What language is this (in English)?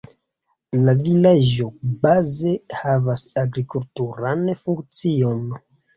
Esperanto